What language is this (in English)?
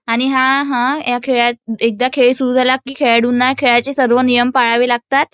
Marathi